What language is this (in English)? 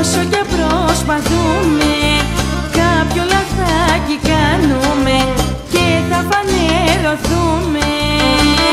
Greek